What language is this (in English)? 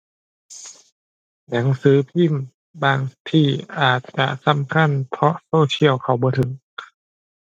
Thai